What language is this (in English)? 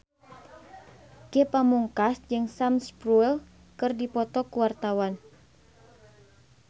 Sundanese